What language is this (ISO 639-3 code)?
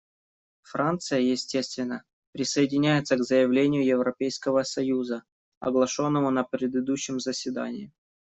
rus